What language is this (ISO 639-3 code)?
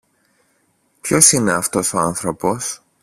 ell